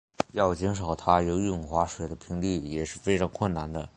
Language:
Chinese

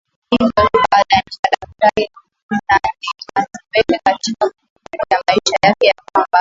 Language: Swahili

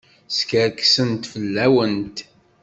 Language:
Kabyle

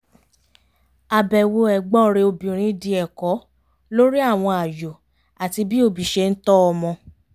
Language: Yoruba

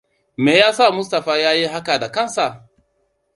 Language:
Hausa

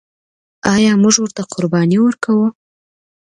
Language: Pashto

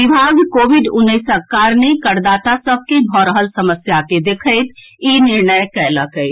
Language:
Maithili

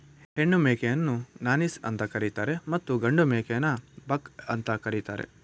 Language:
Kannada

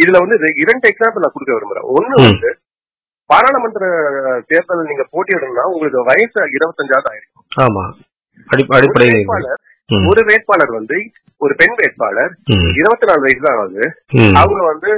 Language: Tamil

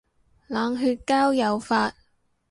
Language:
Cantonese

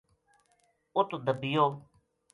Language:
Gujari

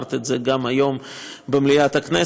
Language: Hebrew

